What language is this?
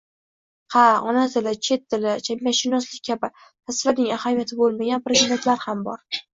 Uzbek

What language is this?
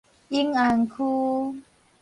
Min Nan Chinese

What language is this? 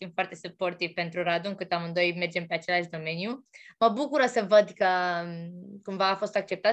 Romanian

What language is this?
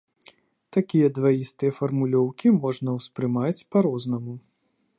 Belarusian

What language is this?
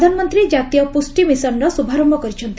Odia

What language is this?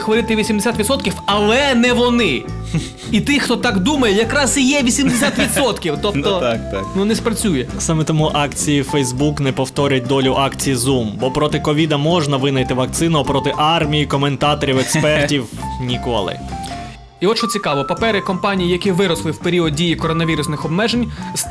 Ukrainian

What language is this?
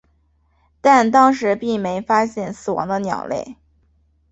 Chinese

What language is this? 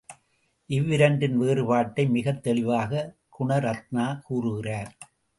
Tamil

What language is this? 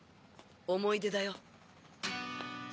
Japanese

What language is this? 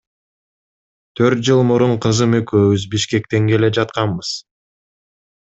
Kyrgyz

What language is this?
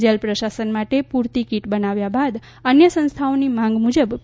Gujarati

